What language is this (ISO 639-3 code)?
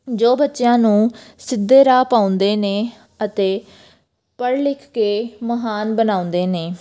pan